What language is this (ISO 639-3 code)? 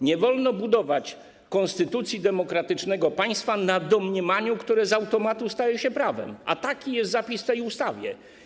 pol